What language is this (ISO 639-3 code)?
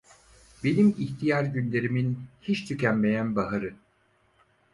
tur